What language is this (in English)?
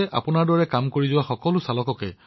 Assamese